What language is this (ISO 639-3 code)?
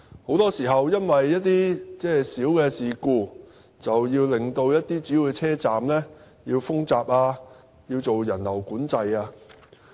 yue